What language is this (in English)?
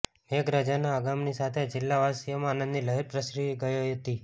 Gujarati